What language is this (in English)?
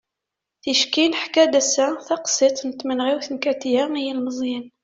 Kabyle